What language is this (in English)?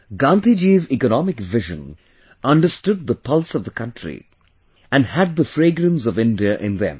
English